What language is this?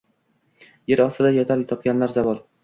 Uzbek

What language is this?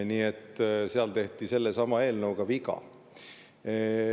Estonian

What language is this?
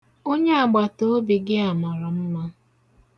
Igbo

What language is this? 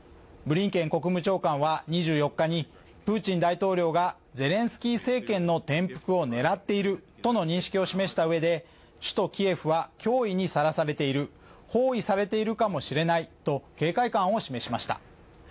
Japanese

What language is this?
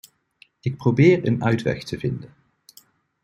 Dutch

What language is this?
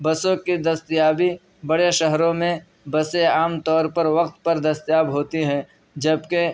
Urdu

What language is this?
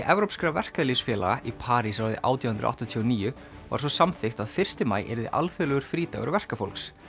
Icelandic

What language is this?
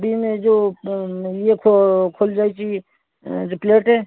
Odia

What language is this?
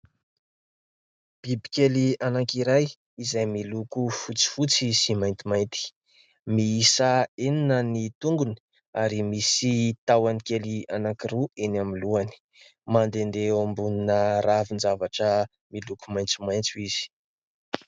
Malagasy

